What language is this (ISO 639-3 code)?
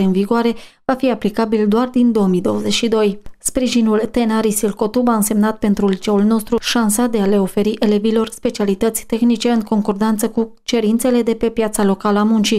ron